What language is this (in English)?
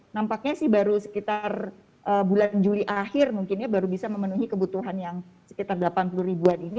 Indonesian